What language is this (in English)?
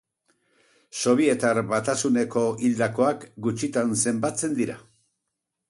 Basque